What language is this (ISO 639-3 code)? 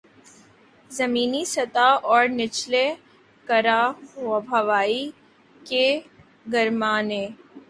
urd